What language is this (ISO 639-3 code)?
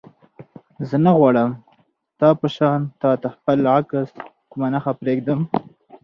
pus